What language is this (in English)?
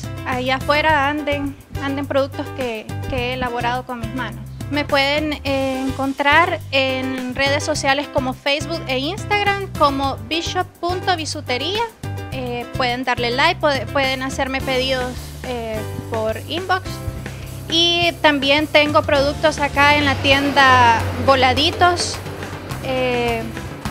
Spanish